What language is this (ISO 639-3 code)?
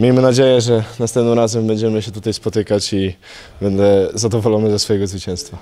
pol